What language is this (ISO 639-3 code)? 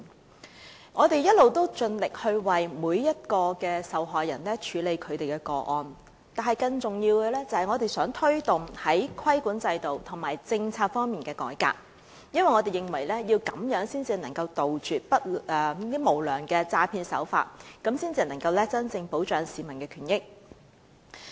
yue